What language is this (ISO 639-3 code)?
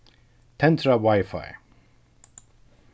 fao